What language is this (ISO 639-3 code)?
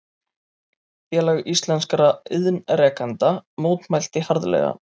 isl